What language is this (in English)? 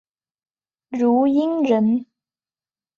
Chinese